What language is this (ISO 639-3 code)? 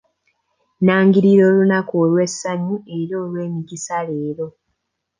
lug